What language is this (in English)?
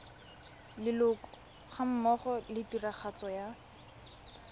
Tswana